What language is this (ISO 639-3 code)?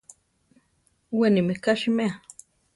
tar